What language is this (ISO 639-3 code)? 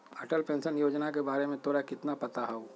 mag